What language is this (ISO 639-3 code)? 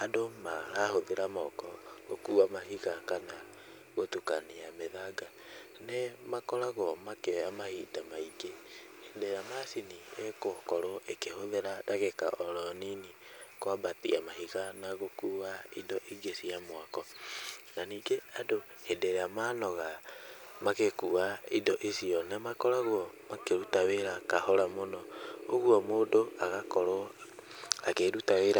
kik